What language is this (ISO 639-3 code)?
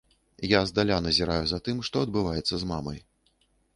bel